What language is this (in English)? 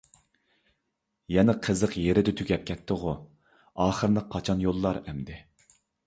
Uyghur